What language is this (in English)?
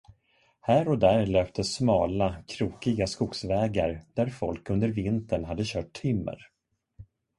Swedish